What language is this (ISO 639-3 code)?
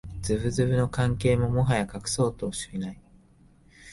jpn